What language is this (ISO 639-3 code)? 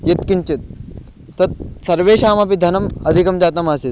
san